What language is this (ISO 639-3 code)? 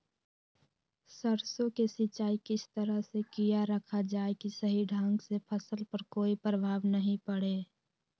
mag